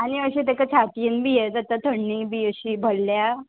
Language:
Konkani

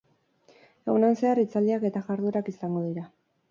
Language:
Basque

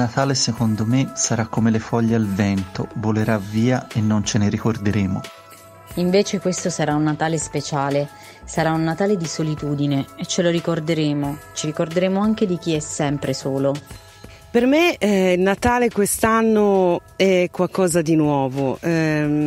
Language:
Italian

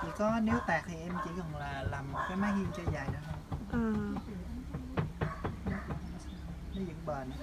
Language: Vietnamese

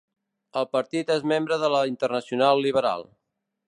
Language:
Catalan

